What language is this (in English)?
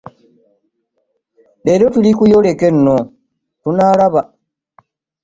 Ganda